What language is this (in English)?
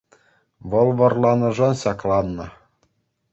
Chuvash